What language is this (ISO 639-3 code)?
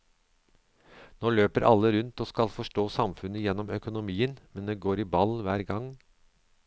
nor